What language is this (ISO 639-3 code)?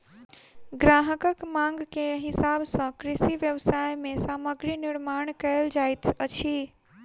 mai